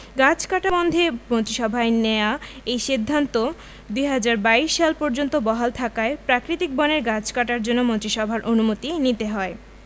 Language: Bangla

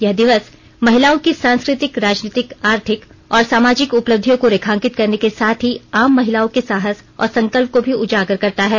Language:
Hindi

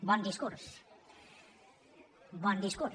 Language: Catalan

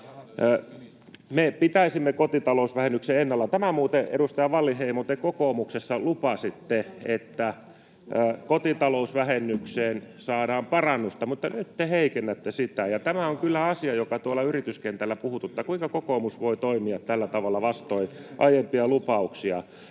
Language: Finnish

